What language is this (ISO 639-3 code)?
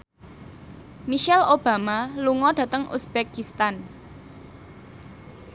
jav